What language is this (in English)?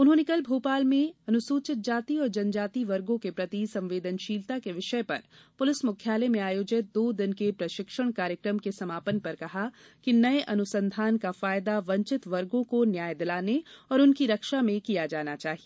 Hindi